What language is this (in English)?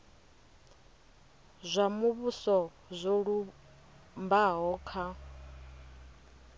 Venda